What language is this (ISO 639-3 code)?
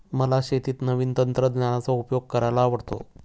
mar